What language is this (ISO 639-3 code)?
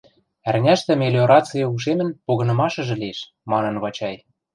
mrj